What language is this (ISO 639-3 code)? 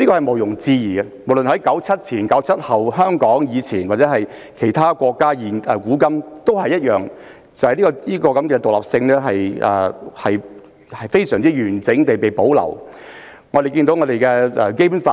yue